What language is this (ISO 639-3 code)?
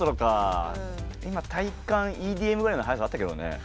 jpn